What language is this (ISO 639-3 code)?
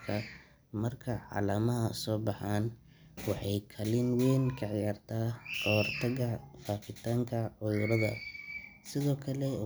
som